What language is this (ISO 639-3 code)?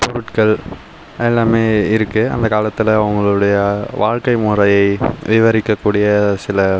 tam